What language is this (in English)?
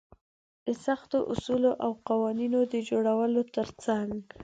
Pashto